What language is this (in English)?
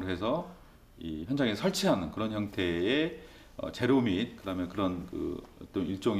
Korean